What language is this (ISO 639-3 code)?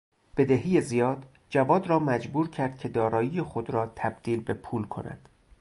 fas